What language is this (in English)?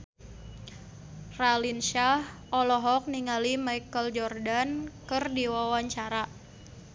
Sundanese